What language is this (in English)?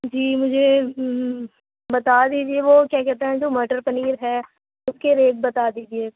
Urdu